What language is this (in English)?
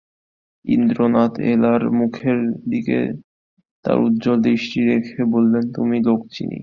Bangla